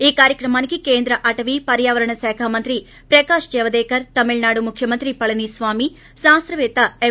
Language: Telugu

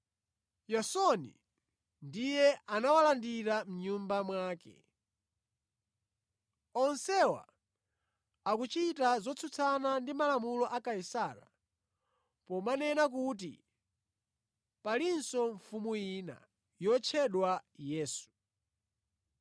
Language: Nyanja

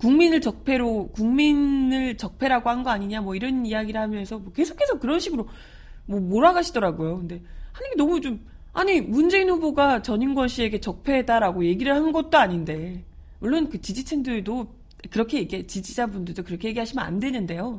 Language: Korean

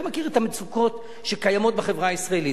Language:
Hebrew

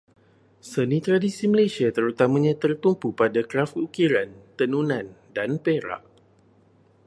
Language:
Malay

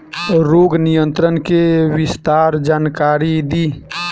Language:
Bhojpuri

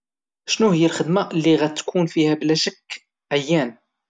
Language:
Moroccan Arabic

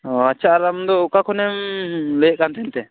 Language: Santali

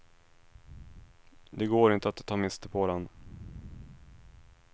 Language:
Swedish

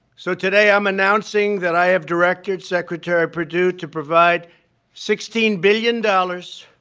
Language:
English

